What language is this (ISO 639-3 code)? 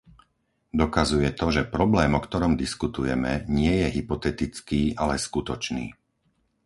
slk